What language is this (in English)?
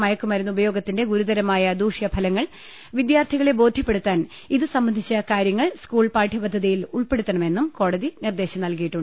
Malayalam